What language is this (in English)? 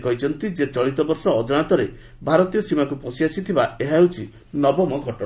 Odia